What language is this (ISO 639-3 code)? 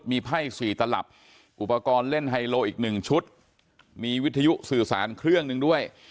tha